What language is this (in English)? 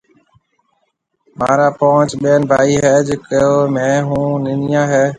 Marwari (Pakistan)